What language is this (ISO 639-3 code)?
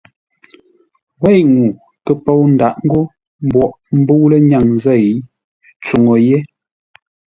nla